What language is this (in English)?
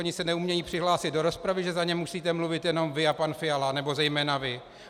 Czech